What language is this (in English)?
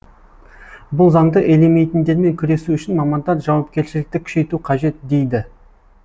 Kazakh